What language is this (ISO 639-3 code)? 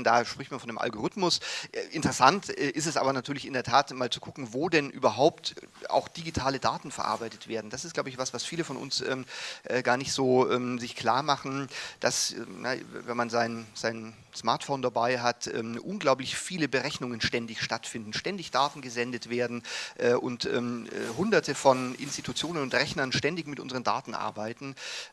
deu